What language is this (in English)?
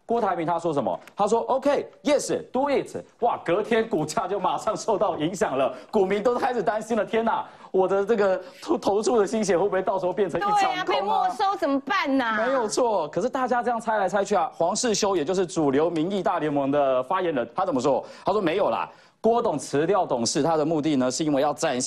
Chinese